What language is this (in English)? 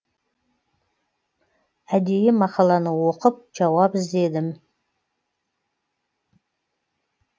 Kazakh